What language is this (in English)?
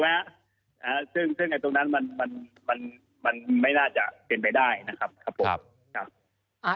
Thai